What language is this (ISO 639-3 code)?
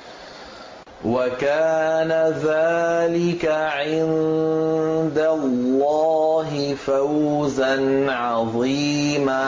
ara